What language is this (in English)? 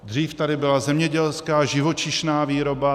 Czech